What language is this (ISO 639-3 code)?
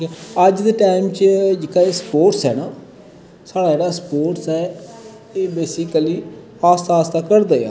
doi